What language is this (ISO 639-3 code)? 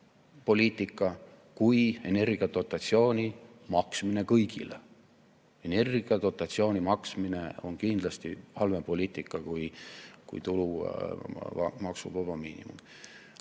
est